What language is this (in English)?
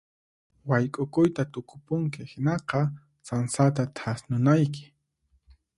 Puno Quechua